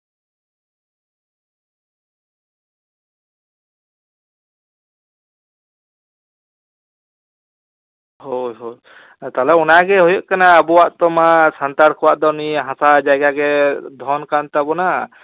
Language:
Santali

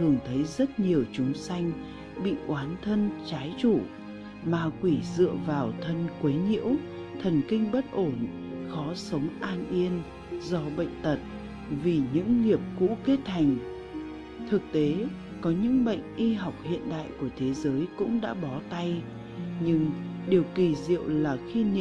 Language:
Vietnamese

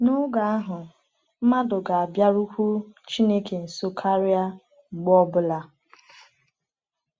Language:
Igbo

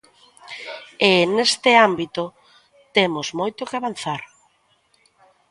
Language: Galician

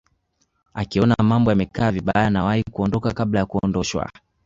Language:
Swahili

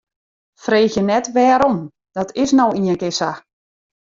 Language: Western Frisian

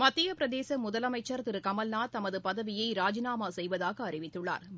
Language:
Tamil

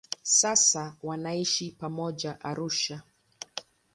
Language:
Swahili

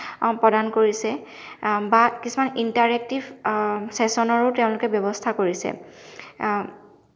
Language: Assamese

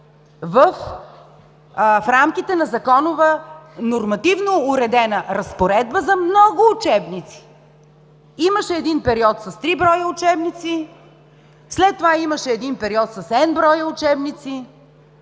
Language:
Bulgarian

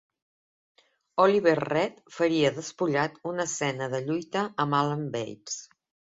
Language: Catalan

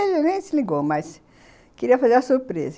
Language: Portuguese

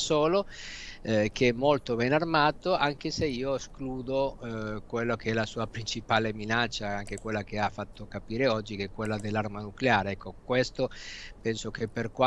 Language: Italian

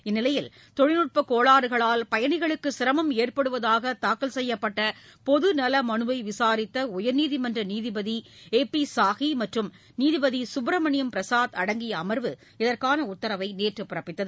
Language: Tamil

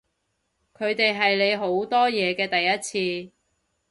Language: Cantonese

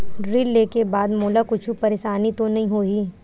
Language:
Chhattisgarhi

